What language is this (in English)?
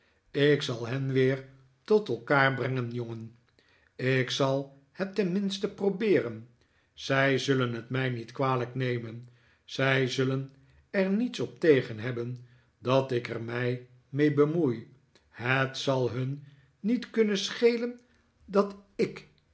Dutch